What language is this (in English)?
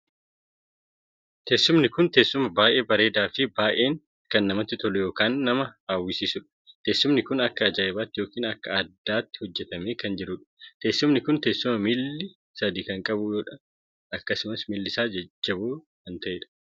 Oromo